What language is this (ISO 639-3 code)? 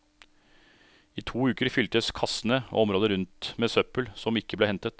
nor